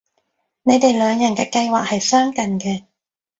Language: Cantonese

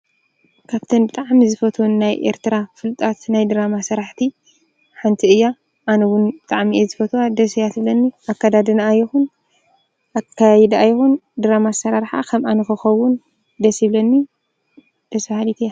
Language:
Tigrinya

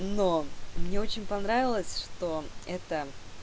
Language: Russian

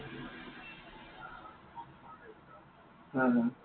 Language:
Assamese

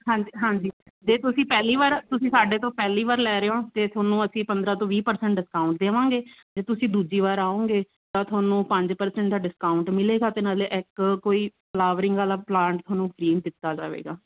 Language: Punjabi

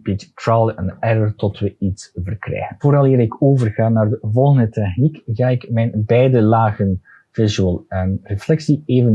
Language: Dutch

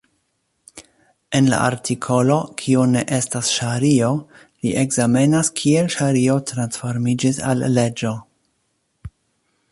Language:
Esperanto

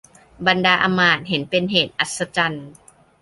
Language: Thai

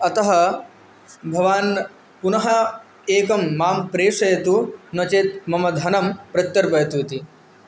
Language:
Sanskrit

